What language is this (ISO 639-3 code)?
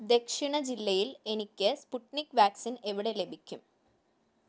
mal